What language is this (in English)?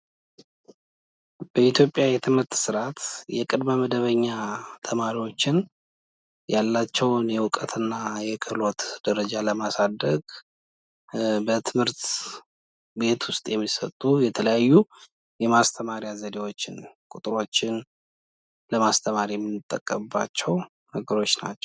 Amharic